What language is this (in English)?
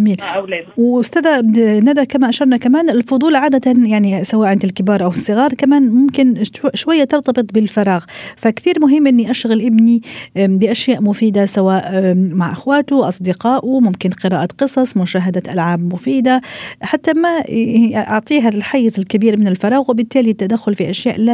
Arabic